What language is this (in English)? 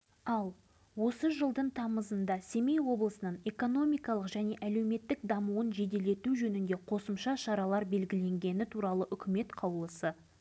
Kazakh